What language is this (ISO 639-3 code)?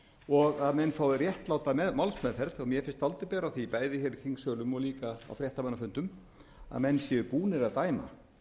isl